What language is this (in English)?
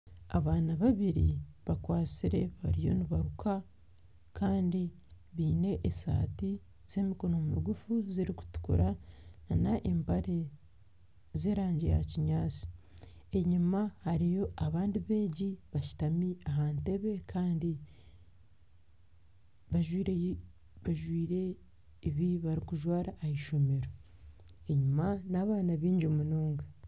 Nyankole